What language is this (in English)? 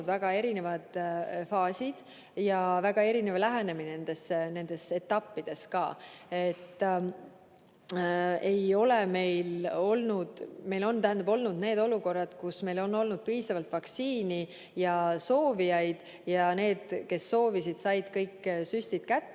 Estonian